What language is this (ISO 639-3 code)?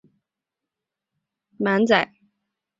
zho